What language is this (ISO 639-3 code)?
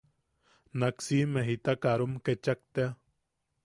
yaq